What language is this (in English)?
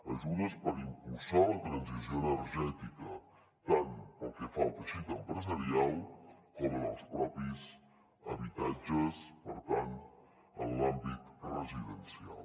Catalan